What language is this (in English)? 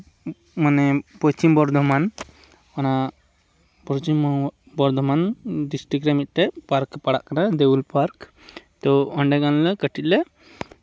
Santali